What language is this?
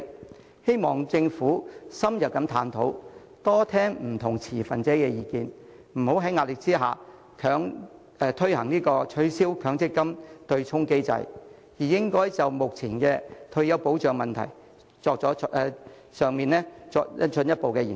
Cantonese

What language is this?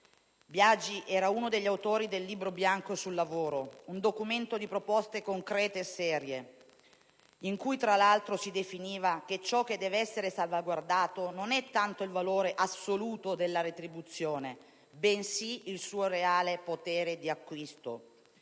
Italian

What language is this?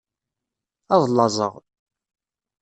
Kabyle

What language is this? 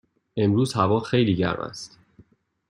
Persian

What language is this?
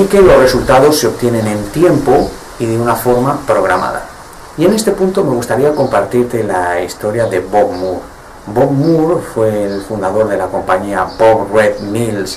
Spanish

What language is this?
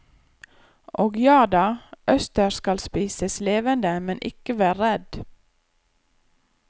Norwegian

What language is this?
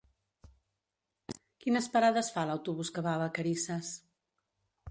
Catalan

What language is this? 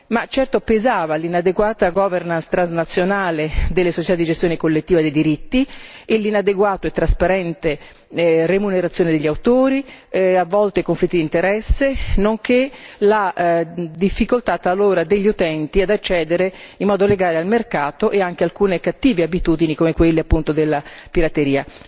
Italian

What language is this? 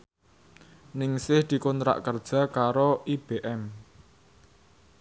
Javanese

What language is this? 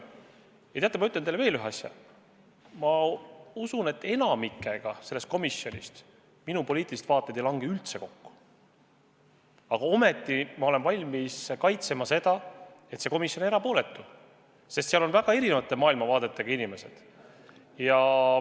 Estonian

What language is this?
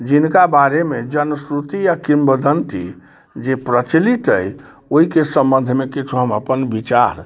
Maithili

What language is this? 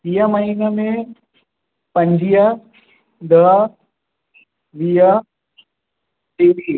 Sindhi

